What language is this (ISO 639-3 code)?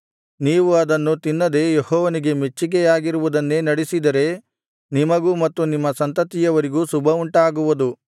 kan